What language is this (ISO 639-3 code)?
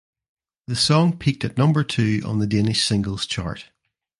eng